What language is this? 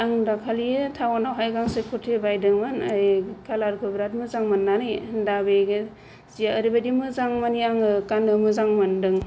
Bodo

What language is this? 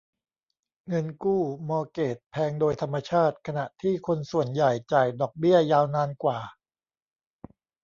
Thai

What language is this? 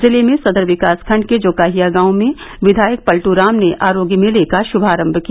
Hindi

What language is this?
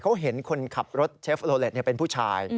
Thai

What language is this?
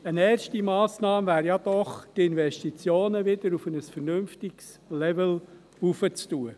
Swiss German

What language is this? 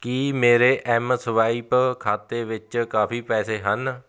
Punjabi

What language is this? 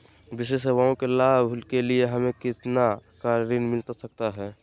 Magahi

